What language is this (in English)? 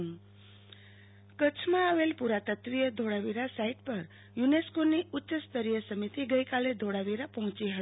Gujarati